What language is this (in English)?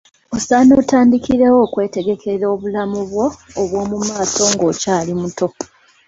Ganda